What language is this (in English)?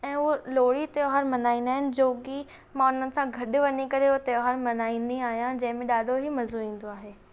Sindhi